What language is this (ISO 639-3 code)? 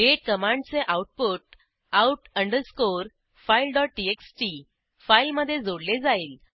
mar